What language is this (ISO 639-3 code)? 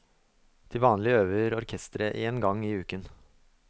nor